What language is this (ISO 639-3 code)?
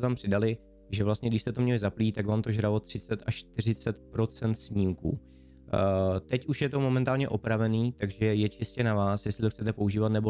ces